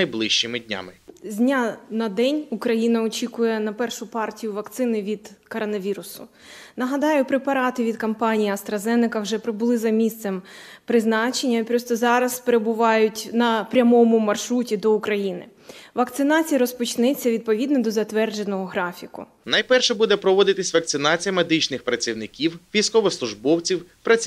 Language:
Ukrainian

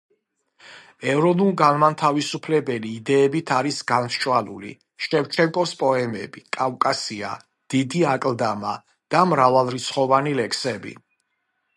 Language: Georgian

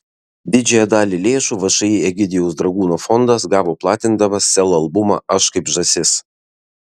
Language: Lithuanian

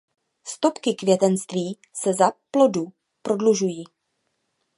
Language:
Czech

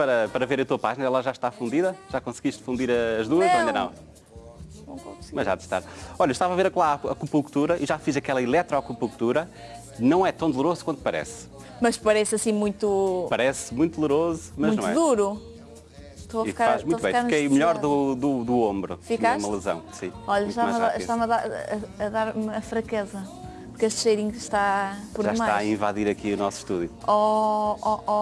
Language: Portuguese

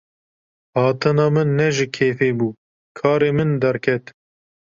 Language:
Kurdish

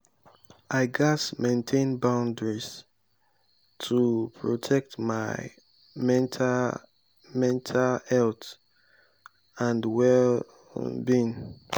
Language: Nigerian Pidgin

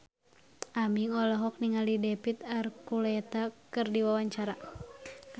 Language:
Sundanese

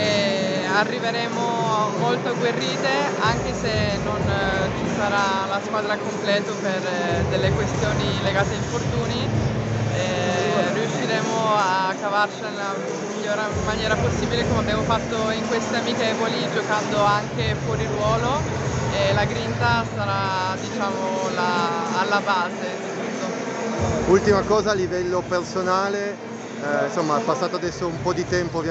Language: Italian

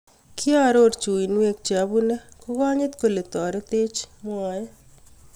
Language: Kalenjin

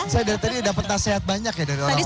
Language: Indonesian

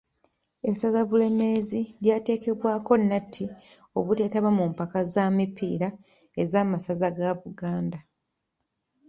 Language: Ganda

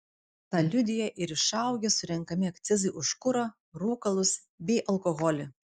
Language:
Lithuanian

